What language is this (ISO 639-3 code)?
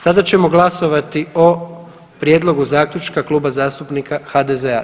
hrv